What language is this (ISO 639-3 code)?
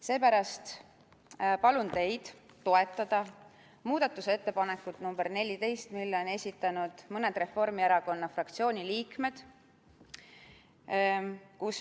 est